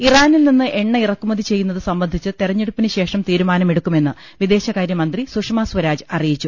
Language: Malayalam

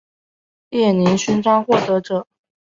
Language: Chinese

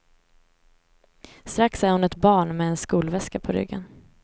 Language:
Swedish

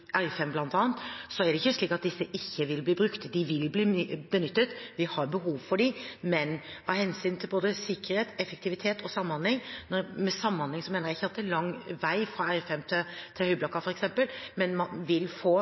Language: Norwegian Bokmål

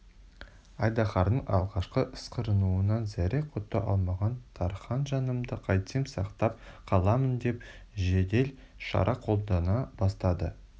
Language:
Kazakh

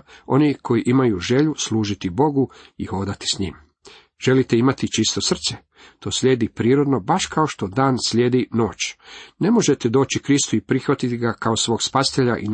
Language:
Croatian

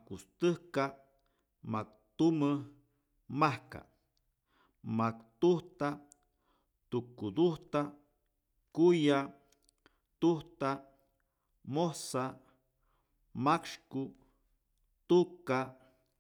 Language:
Rayón Zoque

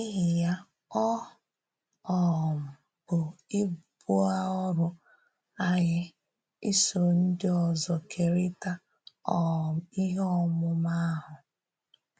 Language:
Igbo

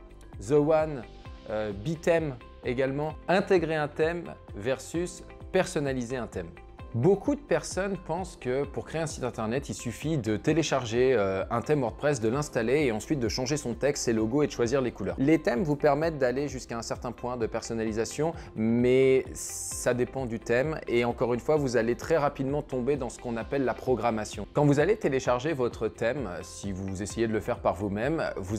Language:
French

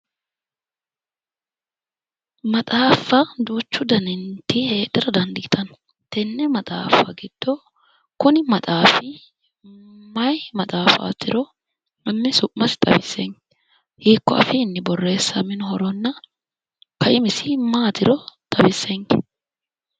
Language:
Sidamo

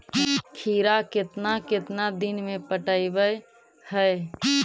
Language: Magahi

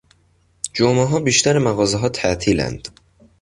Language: Persian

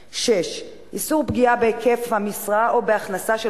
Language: Hebrew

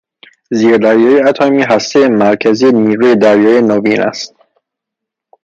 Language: Persian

